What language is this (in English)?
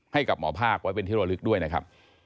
Thai